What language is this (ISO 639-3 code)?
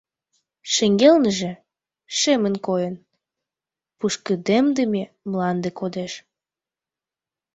chm